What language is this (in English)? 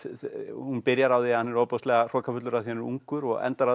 Icelandic